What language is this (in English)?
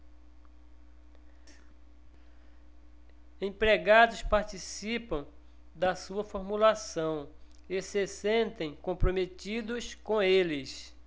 Portuguese